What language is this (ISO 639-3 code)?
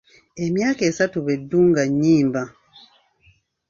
lug